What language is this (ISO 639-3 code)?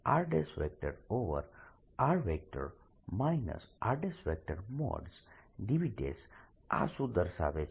guj